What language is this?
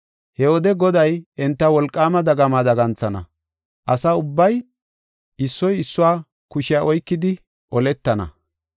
Gofa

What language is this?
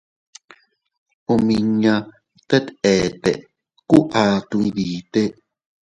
Teutila Cuicatec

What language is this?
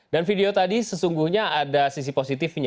Indonesian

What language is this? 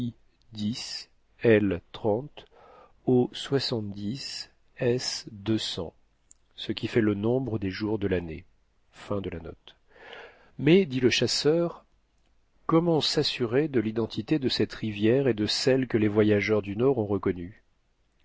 French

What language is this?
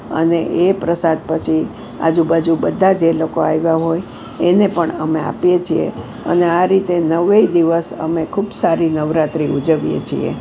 Gujarati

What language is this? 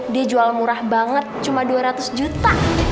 Indonesian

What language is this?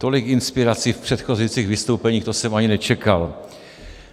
Czech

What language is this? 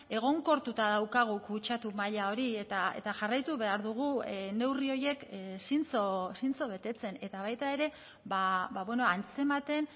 Basque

